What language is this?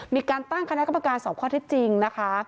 Thai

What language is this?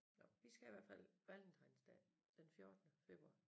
Danish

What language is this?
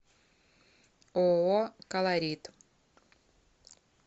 Russian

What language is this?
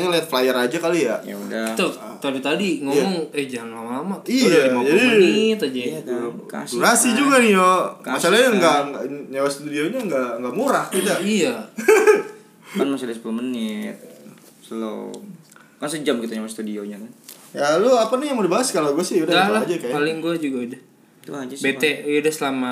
Indonesian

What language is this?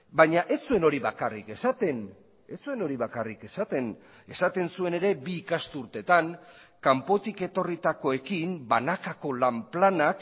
Basque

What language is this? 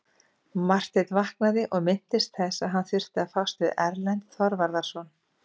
Icelandic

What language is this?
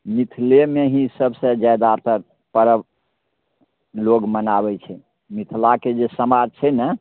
Maithili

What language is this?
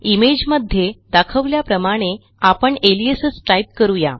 Marathi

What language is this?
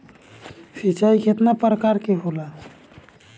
Bhojpuri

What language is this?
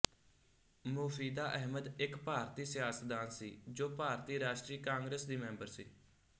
Punjabi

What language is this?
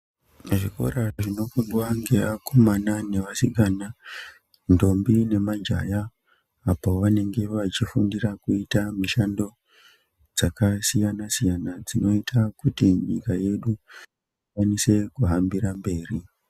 Ndau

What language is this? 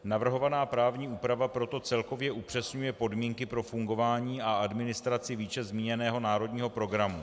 Czech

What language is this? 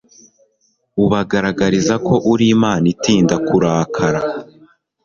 Kinyarwanda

